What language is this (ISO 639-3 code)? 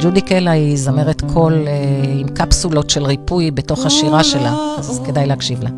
heb